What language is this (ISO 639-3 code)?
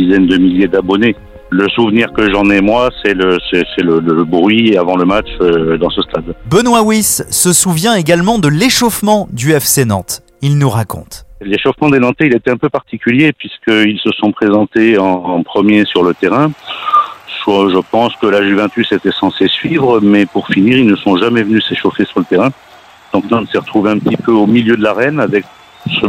fra